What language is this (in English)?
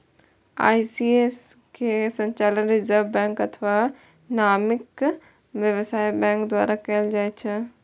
Maithili